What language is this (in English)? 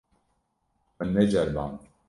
Kurdish